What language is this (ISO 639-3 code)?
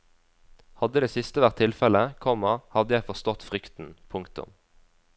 nor